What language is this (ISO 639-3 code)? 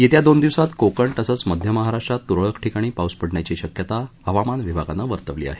mar